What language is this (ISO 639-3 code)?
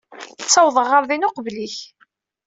kab